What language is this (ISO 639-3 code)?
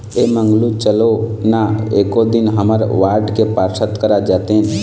hne